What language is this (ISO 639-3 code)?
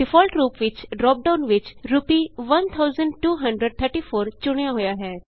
pan